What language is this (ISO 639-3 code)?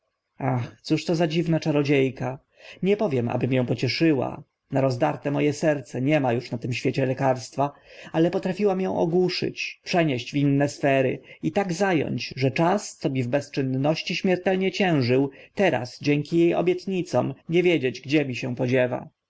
pol